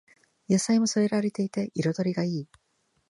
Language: Japanese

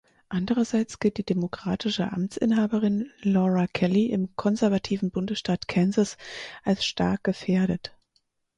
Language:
German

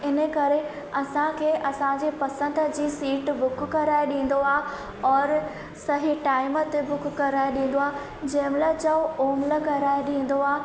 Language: Sindhi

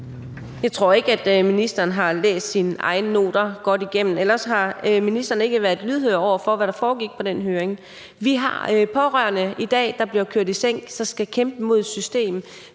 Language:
Danish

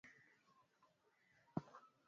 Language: Swahili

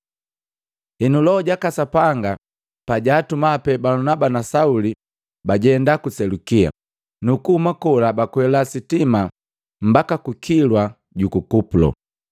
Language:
Matengo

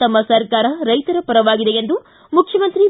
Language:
Kannada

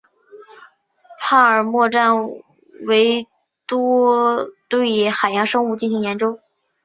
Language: Chinese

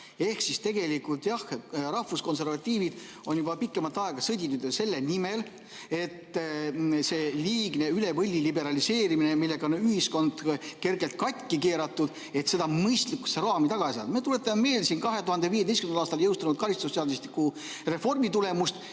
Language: Estonian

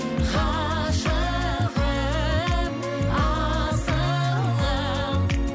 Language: Kazakh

